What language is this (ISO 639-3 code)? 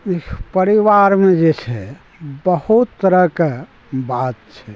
mai